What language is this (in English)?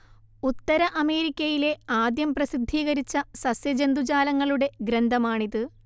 Malayalam